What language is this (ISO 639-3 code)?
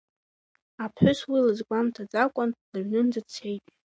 abk